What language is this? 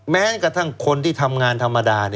Thai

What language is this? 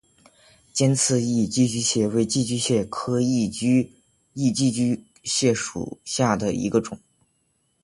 Chinese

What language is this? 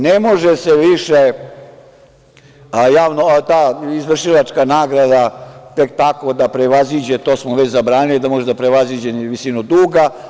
Serbian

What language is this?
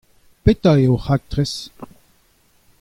Breton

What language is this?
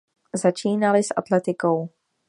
Czech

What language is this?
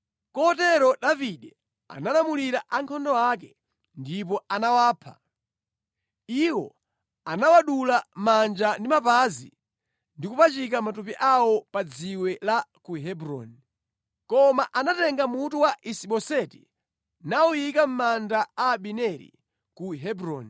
Nyanja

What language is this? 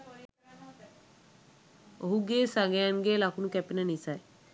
Sinhala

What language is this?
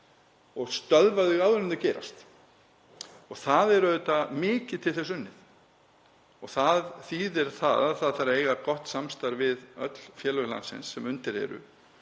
Icelandic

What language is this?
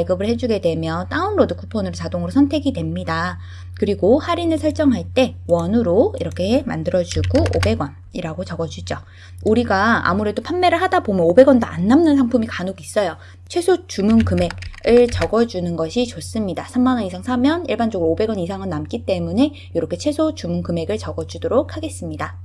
Korean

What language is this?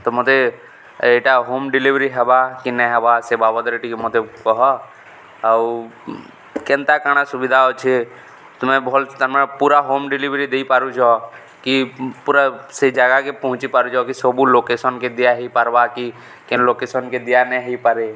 Odia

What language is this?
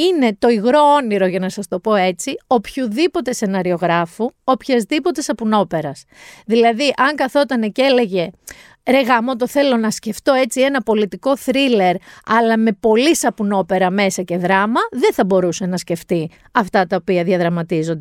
Greek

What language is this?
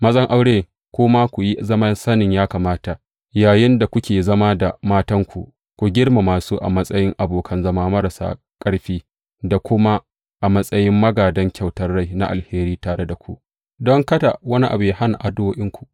Hausa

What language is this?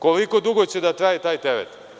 Serbian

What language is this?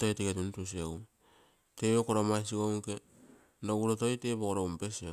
Terei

